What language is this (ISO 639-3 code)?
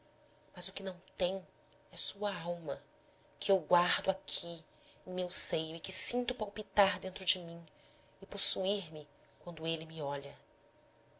por